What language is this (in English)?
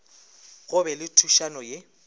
Northern Sotho